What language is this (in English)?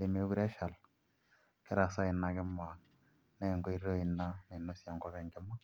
Masai